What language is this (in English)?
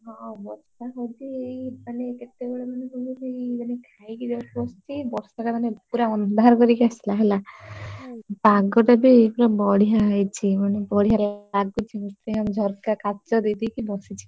Odia